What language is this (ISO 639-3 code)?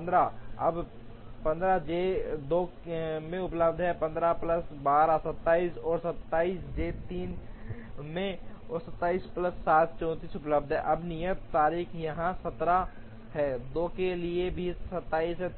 hin